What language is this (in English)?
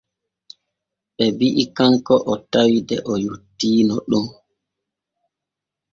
Borgu Fulfulde